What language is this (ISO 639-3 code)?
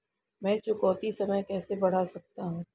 hin